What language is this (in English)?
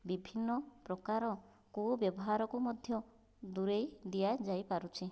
Odia